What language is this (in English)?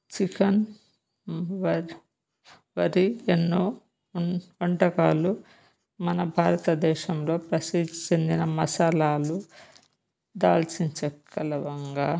Telugu